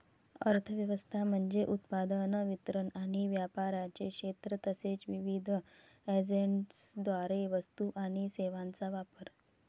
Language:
Marathi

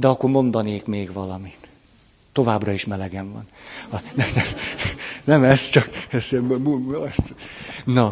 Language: Hungarian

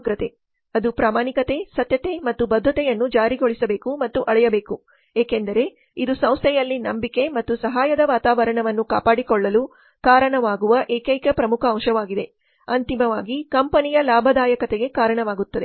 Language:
Kannada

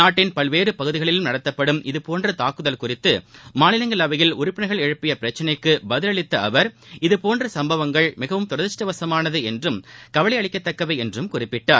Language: Tamil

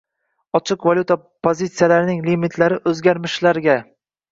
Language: Uzbek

